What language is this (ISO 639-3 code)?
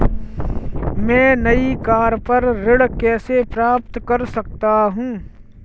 hin